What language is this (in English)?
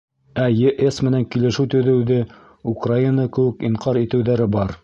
Bashkir